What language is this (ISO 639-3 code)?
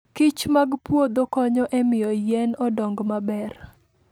luo